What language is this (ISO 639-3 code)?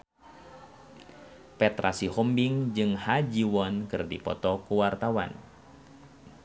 sun